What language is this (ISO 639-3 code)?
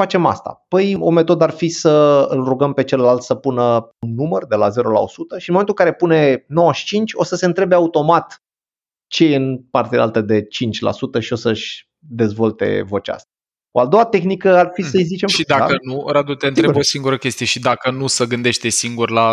ron